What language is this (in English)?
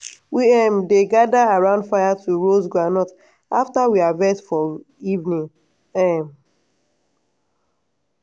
Nigerian Pidgin